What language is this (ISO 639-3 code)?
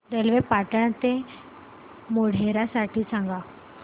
mar